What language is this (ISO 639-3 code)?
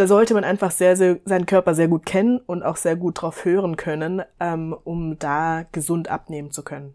deu